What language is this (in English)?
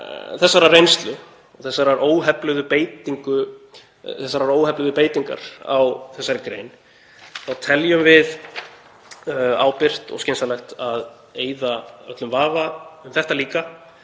Icelandic